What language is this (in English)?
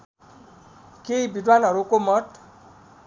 Nepali